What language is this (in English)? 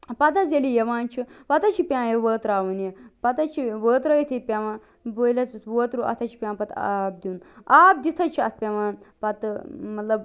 Kashmiri